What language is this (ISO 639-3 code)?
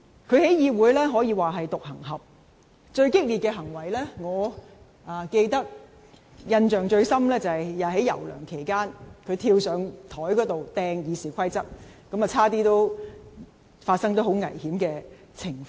yue